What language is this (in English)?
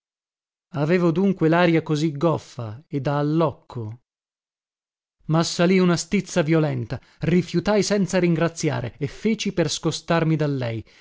Italian